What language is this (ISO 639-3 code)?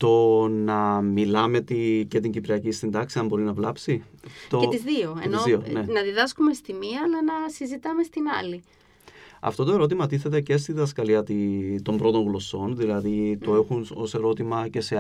ell